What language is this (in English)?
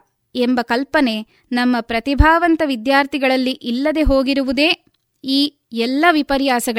Kannada